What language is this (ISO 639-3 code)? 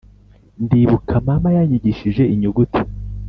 kin